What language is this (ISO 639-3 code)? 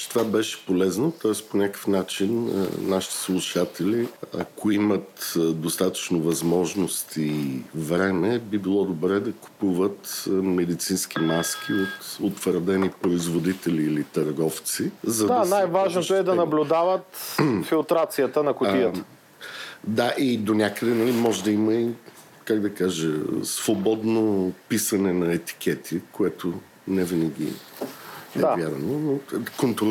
bul